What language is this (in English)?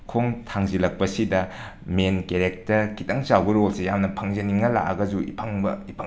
Manipuri